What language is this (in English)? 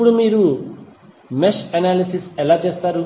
Telugu